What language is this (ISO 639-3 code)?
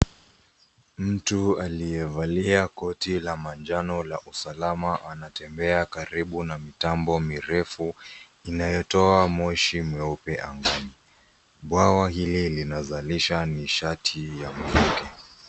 swa